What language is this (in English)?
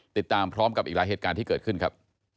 Thai